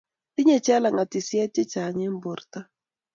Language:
Kalenjin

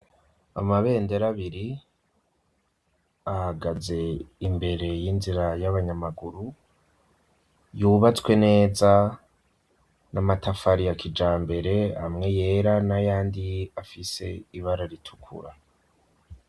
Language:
Rundi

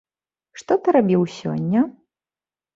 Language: Belarusian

